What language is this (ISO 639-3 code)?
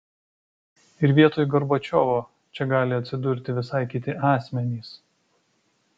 lit